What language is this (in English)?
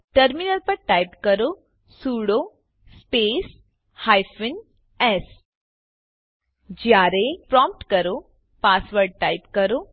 Gujarati